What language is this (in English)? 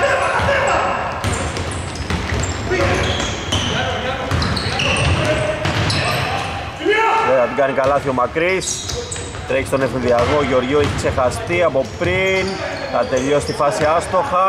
Greek